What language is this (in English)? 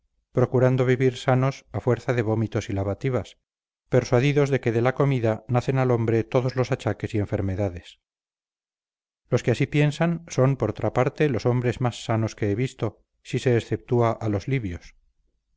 Spanish